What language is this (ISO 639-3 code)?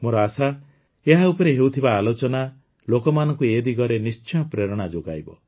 ori